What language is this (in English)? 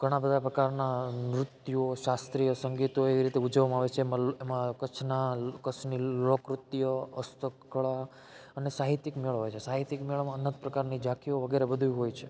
Gujarati